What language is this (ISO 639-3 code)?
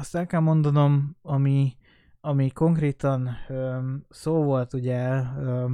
hun